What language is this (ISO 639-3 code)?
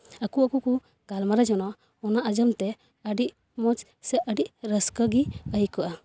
sat